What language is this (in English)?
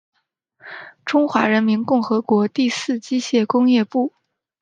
Chinese